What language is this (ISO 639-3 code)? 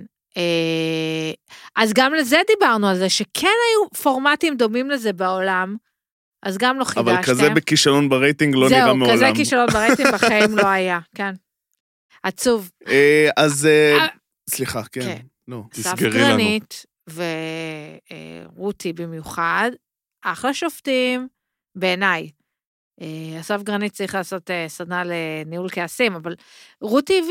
heb